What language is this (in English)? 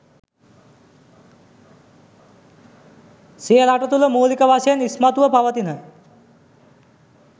Sinhala